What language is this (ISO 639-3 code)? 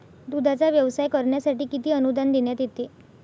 mar